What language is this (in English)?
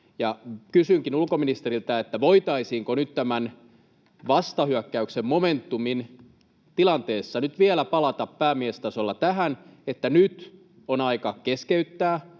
Finnish